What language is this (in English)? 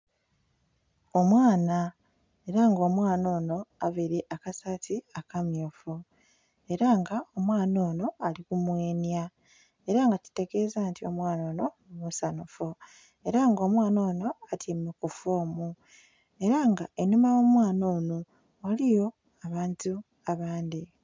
Soga